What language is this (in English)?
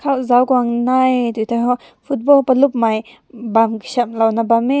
Rongmei Naga